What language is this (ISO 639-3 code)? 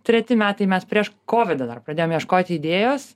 lit